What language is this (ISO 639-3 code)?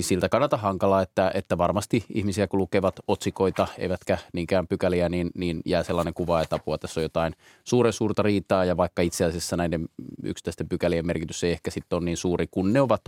fin